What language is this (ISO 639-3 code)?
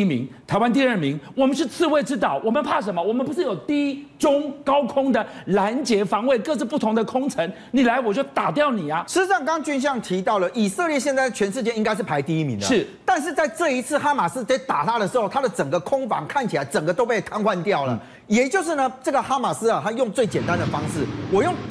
zho